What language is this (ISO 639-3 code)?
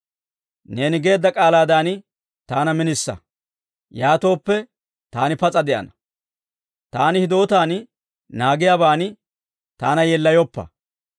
dwr